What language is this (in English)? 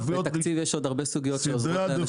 Hebrew